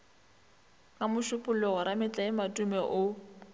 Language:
Northern Sotho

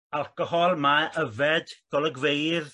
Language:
Welsh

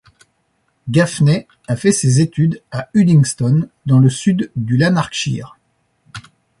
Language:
French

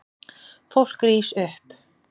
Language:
Icelandic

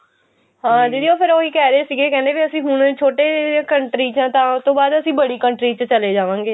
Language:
Punjabi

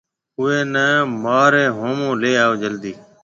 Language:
Marwari (Pakistan)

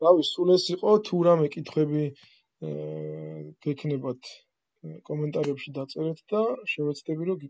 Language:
Romanian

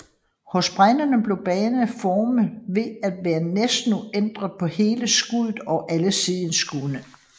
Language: Danish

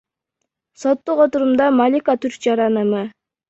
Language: Kyrgyz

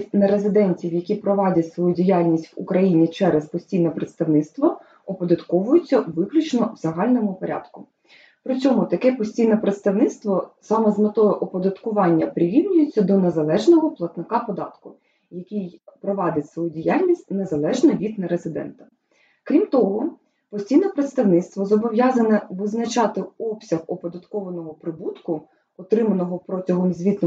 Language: Ukrainian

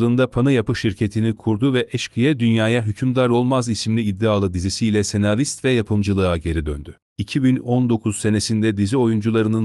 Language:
Turkish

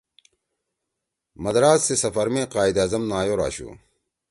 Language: Torwali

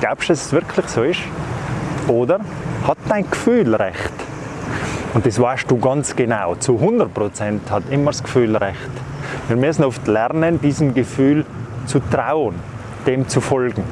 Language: German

